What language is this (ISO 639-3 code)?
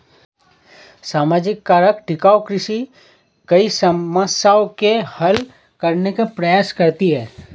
hin